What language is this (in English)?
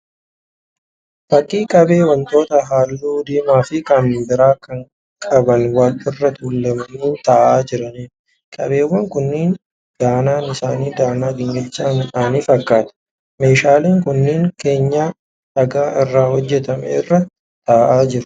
Oromo